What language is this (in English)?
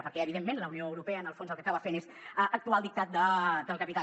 Catalan